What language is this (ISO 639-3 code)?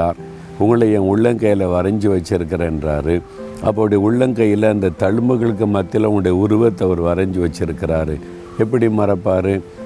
tam